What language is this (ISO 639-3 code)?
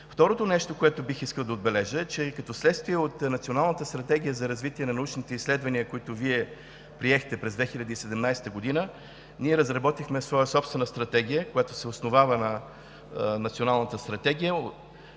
bul